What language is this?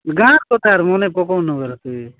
Odia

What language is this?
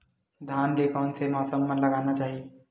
Chhattisgarhi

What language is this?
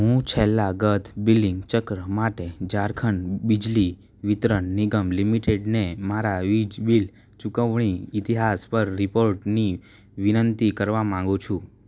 Gujarati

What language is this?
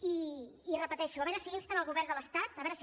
Catalan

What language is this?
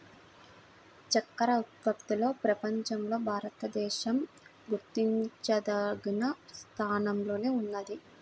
Telugu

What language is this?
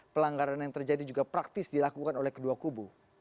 Indonesian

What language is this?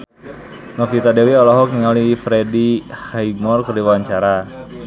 Sundanese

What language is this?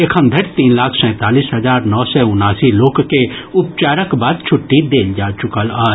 Maithili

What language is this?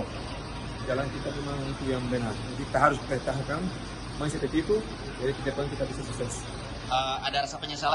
Indonesian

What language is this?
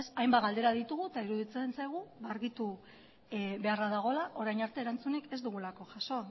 Basque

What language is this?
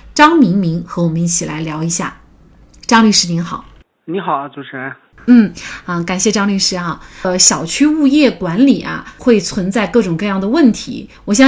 Chinese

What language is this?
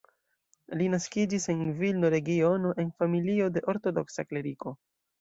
Esperanto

